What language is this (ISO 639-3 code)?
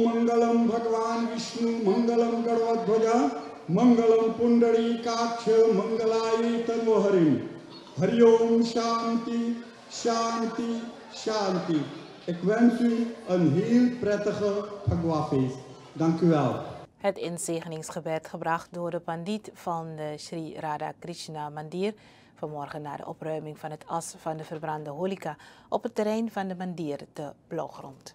nld